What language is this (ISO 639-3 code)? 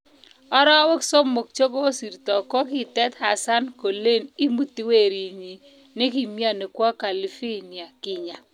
kln